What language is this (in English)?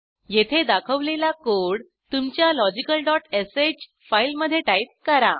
Marathi